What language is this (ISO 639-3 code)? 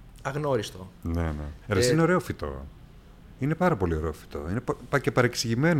ell